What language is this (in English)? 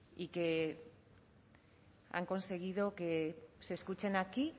Spanish